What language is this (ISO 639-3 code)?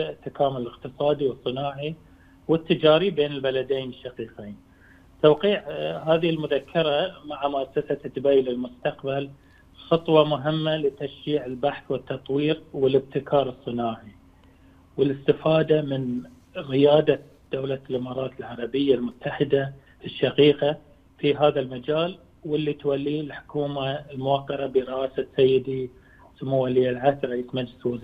ara